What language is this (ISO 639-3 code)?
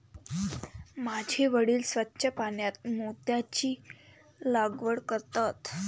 mar